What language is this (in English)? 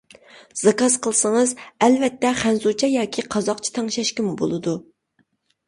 Uyghur